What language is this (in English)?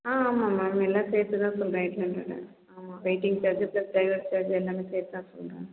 Tamil